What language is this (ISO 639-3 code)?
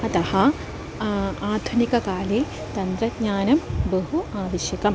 san